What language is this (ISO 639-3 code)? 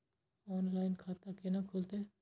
mai